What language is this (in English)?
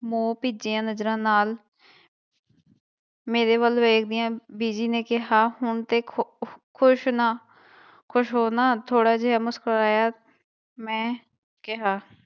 Punjabi